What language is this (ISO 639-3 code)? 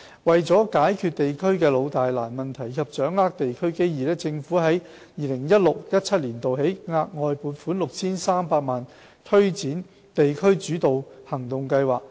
yue